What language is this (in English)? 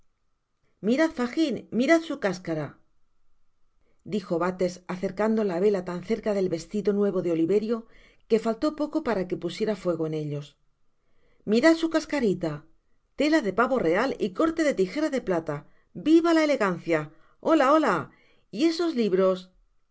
Spanish